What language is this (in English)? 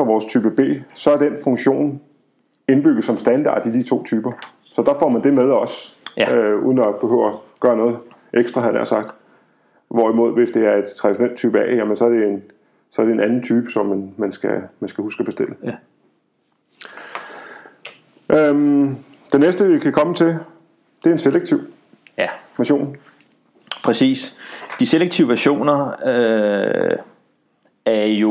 Danish